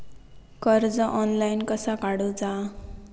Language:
Marathi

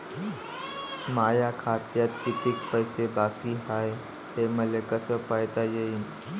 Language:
Marathi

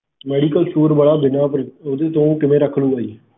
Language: Punjabi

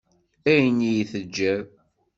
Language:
Kabyle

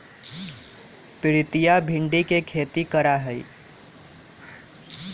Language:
Magahi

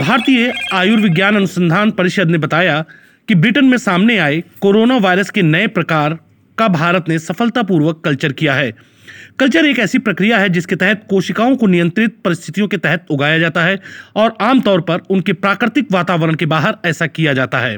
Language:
Hindi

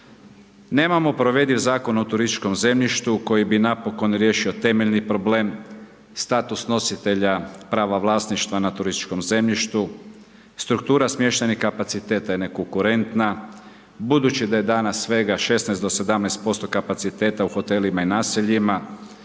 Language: Croatian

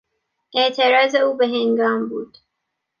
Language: Persian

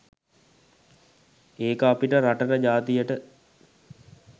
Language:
Sinhala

